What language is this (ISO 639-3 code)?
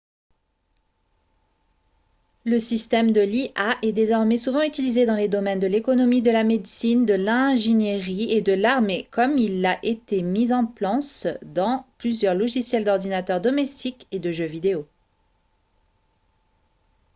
fra